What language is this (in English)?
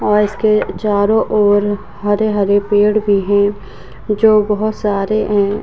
Hindi